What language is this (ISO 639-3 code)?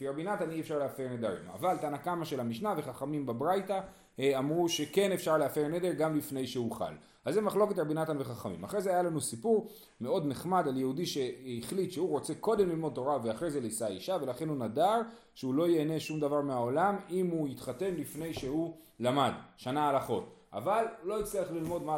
heb